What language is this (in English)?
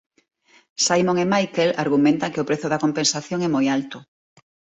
Galician